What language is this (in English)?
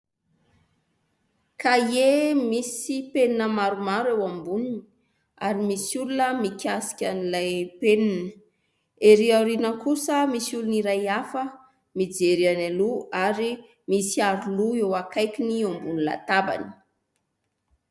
Malagasy